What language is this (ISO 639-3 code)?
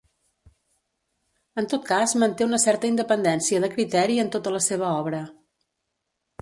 cat